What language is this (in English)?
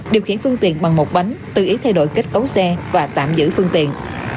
Vietnamese